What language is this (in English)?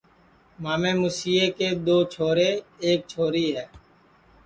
Sansi